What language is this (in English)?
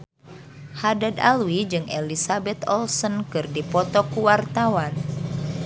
Sundanese